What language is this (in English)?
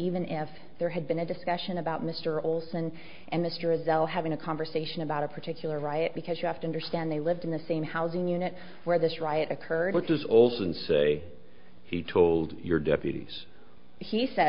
English